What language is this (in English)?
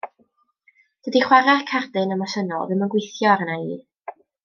Welsh